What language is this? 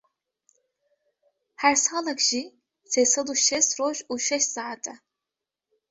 Kurdish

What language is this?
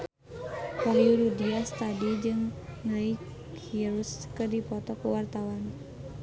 Sundanese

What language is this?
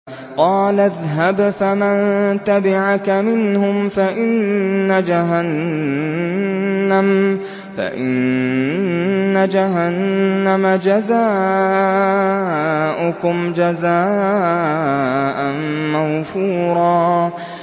Arabic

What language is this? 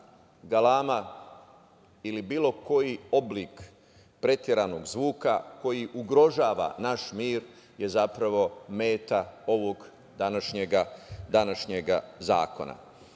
Serbian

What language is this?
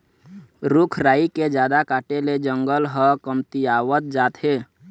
Chhattisgarhi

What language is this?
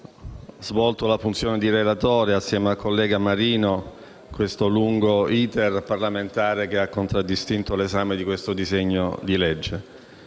Italian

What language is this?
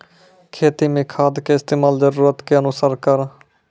Maithili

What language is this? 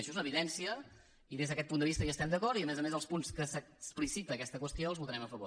Catalan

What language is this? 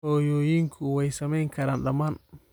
Somali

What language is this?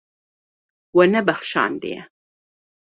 Kurdish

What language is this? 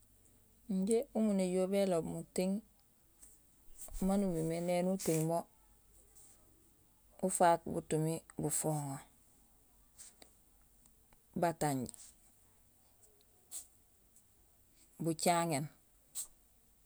Gusilay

